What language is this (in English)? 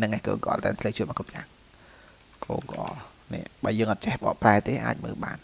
Vietnamese